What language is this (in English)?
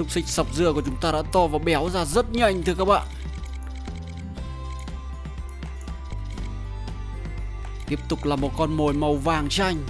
Vietnamese